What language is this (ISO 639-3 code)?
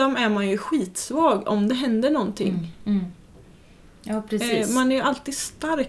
swe